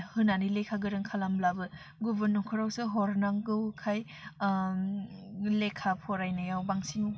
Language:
Bodo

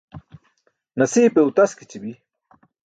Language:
Burushaski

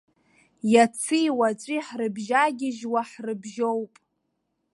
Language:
Abkhazian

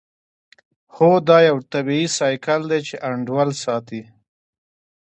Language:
Pashto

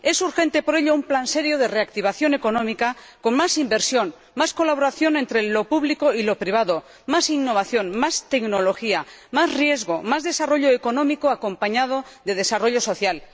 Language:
Spanish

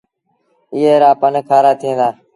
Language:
Sindhi Bhil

